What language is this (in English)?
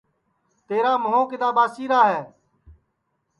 Sansi